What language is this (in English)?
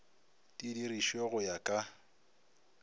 Northern Sotho